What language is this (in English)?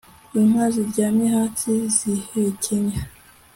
Kinyarwanda